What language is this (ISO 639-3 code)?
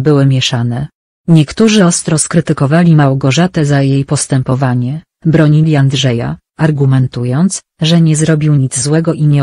pol